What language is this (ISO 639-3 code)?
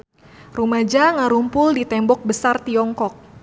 sun